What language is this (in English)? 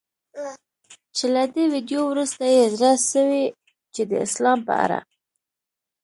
Pashto